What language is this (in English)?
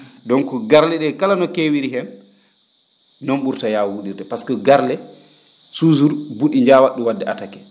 Fula